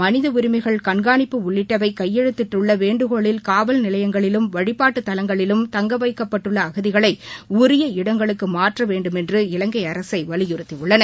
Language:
Tamil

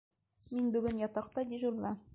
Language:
Bashkir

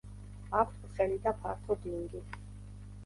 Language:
Georgian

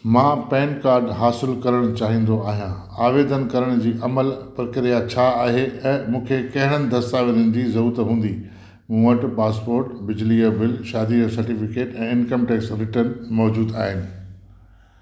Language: Sindhi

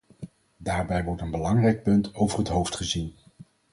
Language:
Dutch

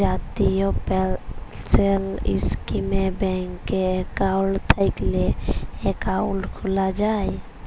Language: Bangla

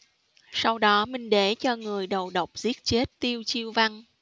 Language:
Vietnamese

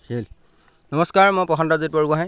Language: Assamese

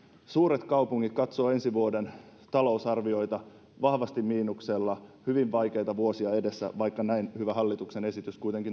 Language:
Finnish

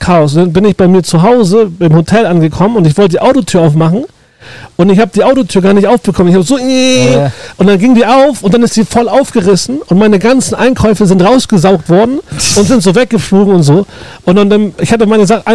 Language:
German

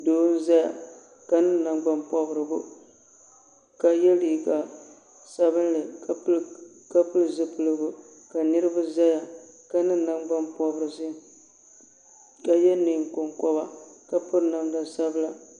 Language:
Dagbani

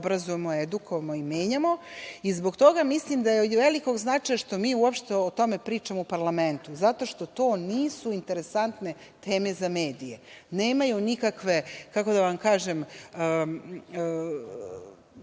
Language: Serbian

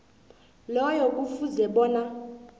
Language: South Ndebele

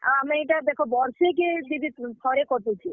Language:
Odia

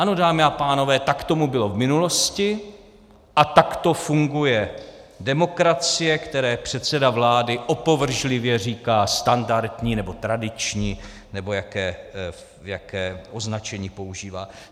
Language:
Czech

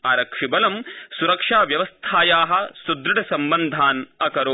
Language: Sanskrit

